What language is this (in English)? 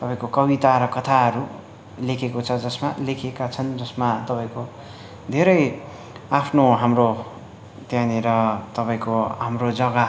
Nepali